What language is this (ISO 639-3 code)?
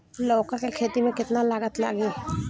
bho